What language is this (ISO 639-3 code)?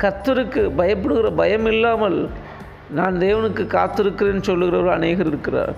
tam